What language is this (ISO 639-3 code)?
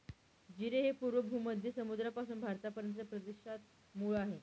mar